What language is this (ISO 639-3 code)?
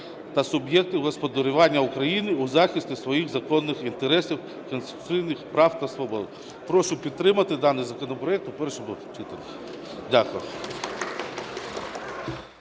ukr